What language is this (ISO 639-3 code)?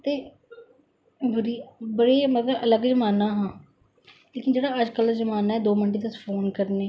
doi